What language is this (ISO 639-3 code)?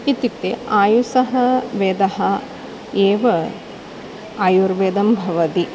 san